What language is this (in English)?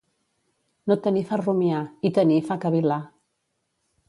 Catalan